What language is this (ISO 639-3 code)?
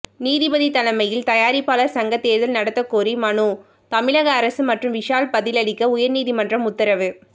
tam